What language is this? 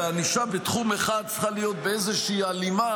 Hebrew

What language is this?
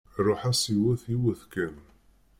Kabyle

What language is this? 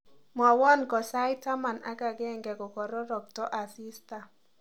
Kalenjin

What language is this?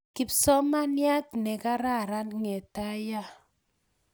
Kalenjin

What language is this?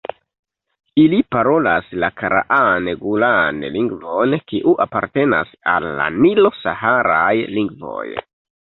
Esperanto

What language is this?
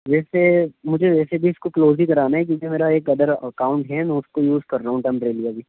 Urdu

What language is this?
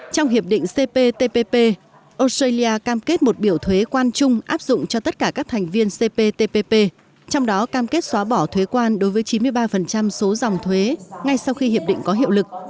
Vietnamese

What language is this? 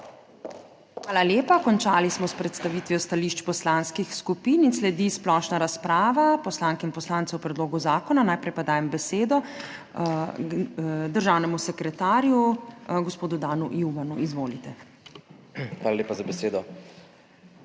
Slovenian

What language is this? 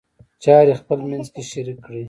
Pashto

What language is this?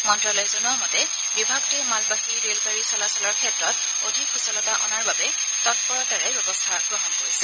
Assamese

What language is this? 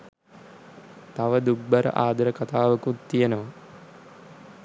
Sinhala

